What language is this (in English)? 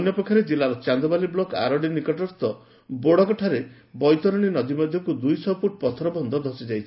Odia